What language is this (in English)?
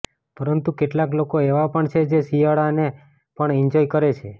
Gujarati